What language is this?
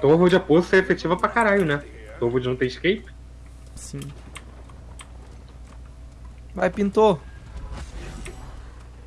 Portuguese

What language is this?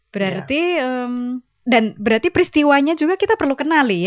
Indonesian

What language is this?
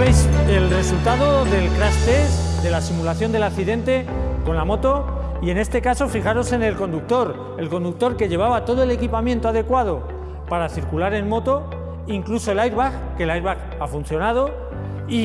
Spanish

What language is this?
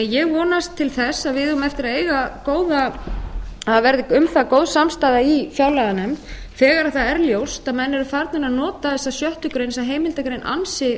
Icelandic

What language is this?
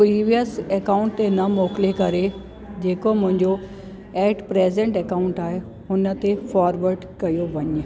Sindhi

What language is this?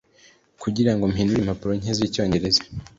Kinyarwanda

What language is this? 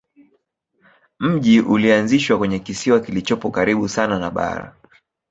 Swahili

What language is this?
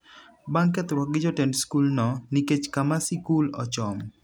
Luo (Kenya and Tanzania)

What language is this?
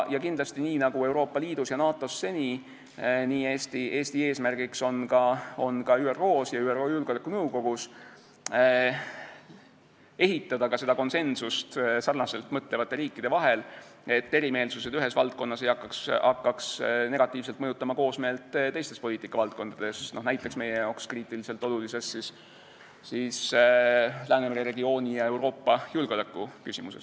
Estonian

